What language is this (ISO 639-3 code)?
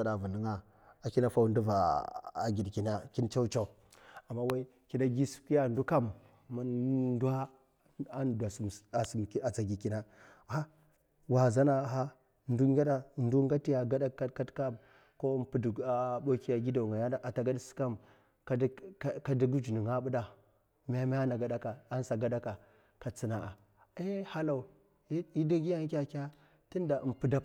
maf